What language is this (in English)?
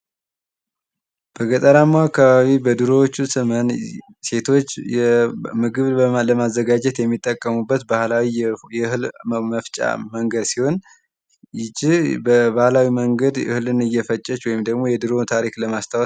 Amharic